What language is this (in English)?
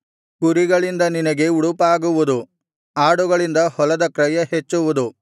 Kannada